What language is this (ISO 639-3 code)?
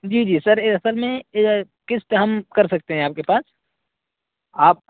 urd